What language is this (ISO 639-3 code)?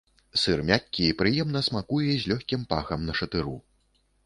bel